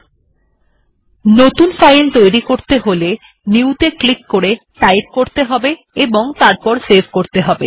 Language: Bangla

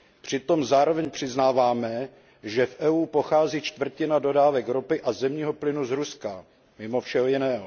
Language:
Czech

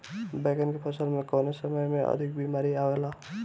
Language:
Bhojpuri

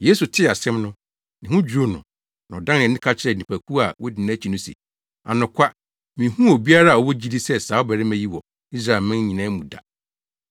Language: Akan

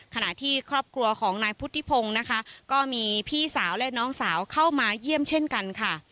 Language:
Thai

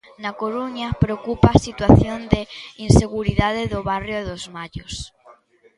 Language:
Galician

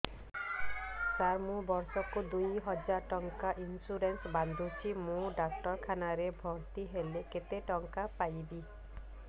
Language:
Odia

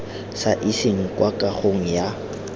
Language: Tswana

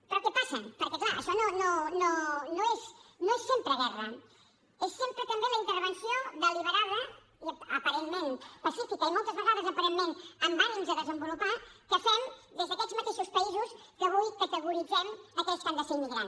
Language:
Catalan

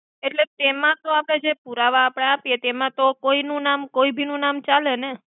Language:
Gujarati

